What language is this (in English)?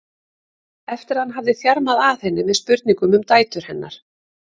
Icelandic